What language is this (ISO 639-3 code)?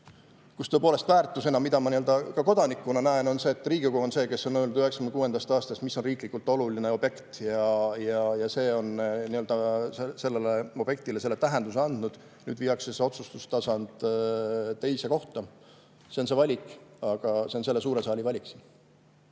est